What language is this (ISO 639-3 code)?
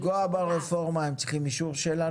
heb